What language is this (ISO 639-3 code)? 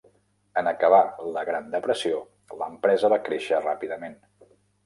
cat